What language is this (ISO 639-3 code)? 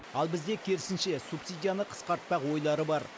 kaz